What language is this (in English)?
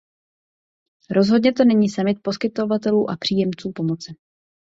Czech